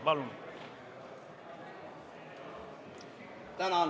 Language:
Estonian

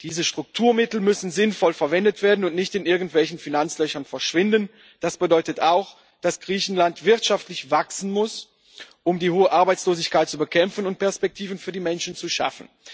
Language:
German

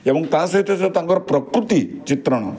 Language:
Odia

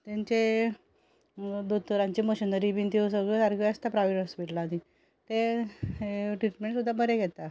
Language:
Konkani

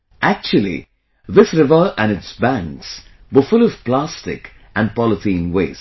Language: English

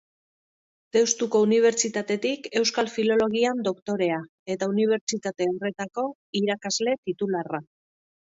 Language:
Basque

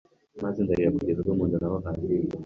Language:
Kinyarwanda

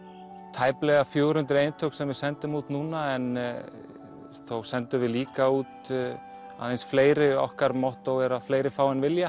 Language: Icelandic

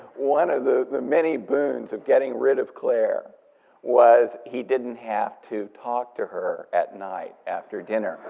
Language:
English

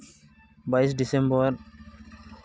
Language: Santali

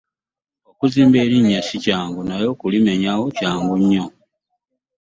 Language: Ganda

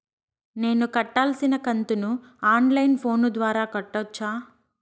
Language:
Telugu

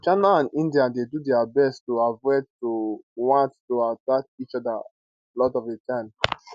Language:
Nigerian Pidgin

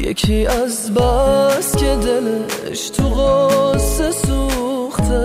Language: Persian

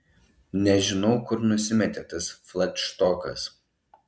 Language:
Lithuanian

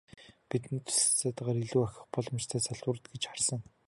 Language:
Mongolian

